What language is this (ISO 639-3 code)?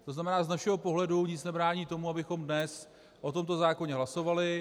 ces